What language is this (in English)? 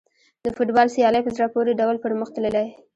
Pashto